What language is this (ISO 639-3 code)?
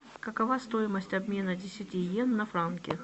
rus